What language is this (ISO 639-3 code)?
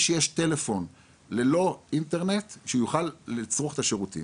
heb